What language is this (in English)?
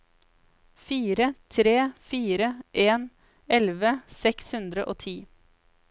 Norwegian